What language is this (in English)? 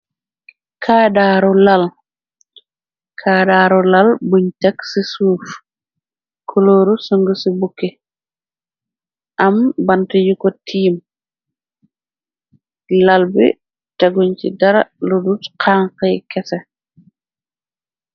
Wolof